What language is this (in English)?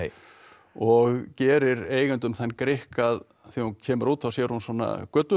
Icelandic